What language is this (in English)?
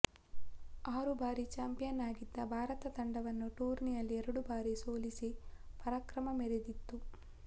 Kannada